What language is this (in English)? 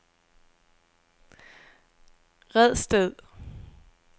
Danish